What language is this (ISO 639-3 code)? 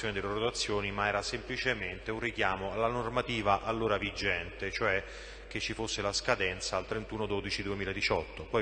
ita